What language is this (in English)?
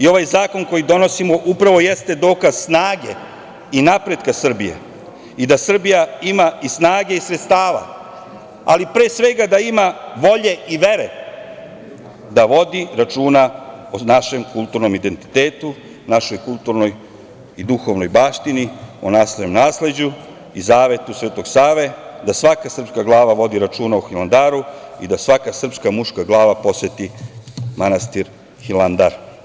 Serbian